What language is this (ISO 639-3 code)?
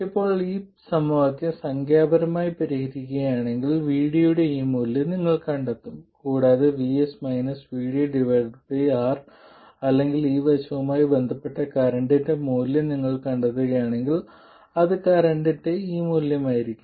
mal